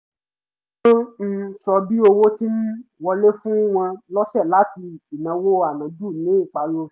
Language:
Yoruba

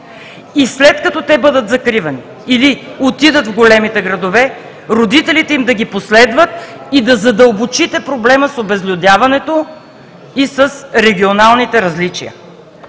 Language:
Bulgarian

